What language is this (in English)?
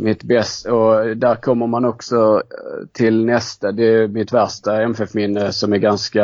Swedish